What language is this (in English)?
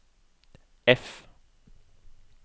Norwegian